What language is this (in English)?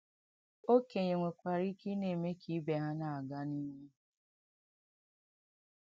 Igbo